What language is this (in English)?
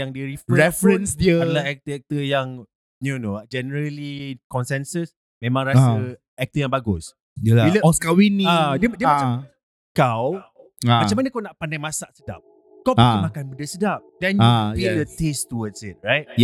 Malay